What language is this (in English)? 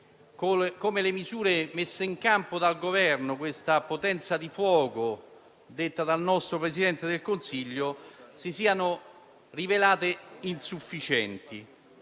Italian